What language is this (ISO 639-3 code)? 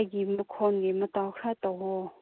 mni